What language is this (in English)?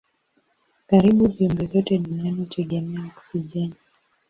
Swahili